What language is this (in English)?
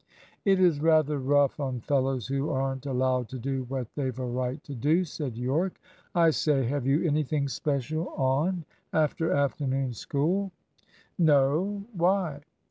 English